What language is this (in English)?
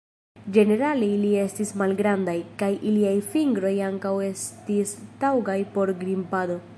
Esperanto